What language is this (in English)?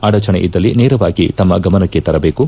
Kannada